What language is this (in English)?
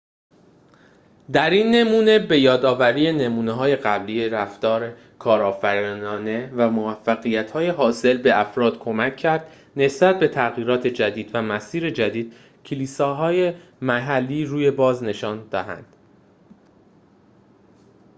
Persian